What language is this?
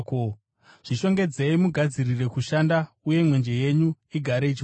Shona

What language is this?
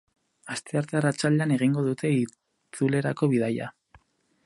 Basque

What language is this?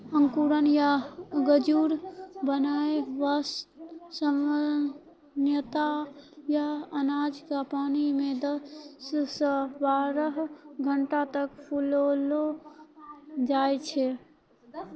Maithili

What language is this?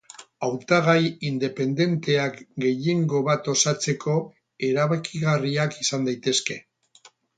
Basque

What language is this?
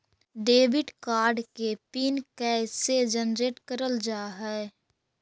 Magahi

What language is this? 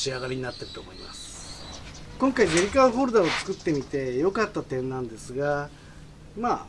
Japanese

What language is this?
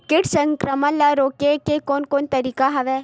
Chhattisgarhi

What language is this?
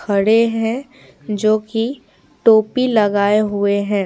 Hindi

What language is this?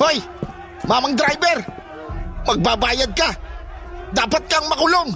Filipino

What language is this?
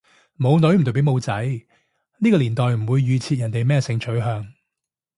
Cantonese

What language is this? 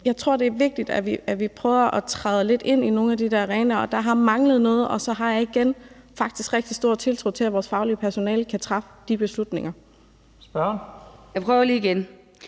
Danish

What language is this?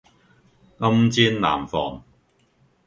Cantonese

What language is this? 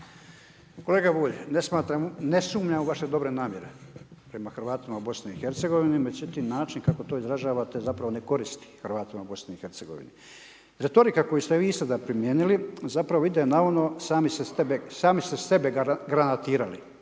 Croatian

